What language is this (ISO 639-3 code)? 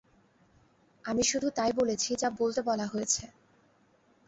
ben